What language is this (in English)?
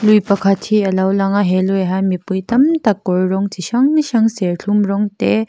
Mizo